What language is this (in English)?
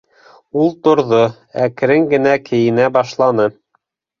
Bashkir